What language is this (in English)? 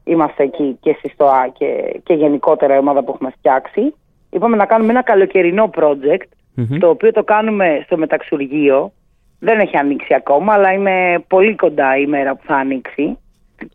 Greek